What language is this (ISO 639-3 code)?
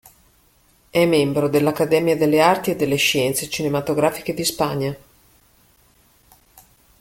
ita